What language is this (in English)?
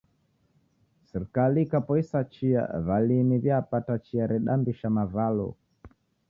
Taita